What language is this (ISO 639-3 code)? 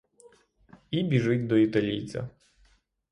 ukr